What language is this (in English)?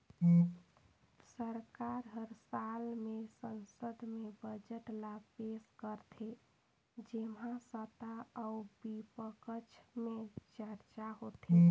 Chhattisgarhi